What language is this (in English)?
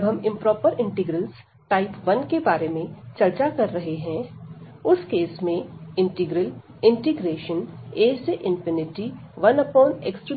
Hindi